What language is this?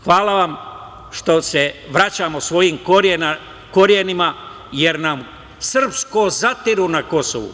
Serbian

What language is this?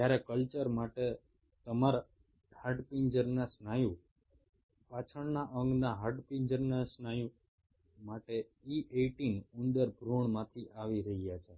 Gujarati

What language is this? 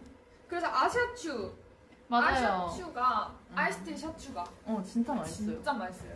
Korean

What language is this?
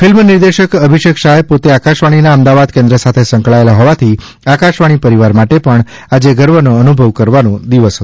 Gujarati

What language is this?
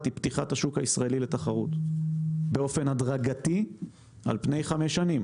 Hebrew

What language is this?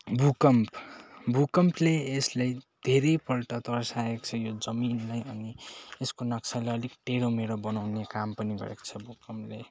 Nepali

